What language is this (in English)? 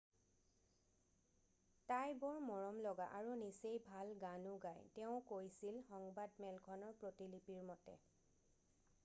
Assamese